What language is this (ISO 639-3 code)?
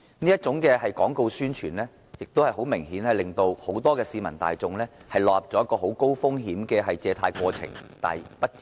yue